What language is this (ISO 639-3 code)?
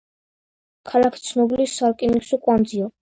kat